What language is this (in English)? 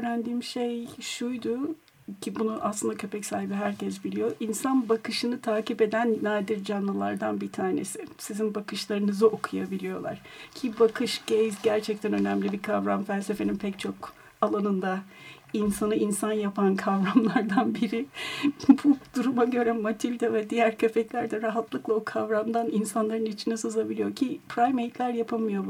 Turkish